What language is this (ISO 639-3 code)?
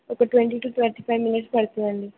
tel